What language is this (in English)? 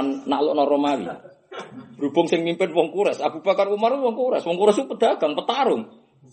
Indonesian